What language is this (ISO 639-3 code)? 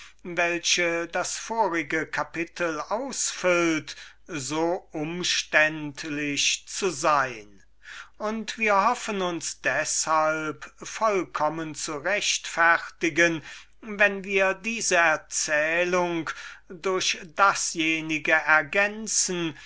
deu